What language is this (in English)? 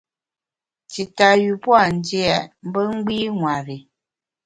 Bamun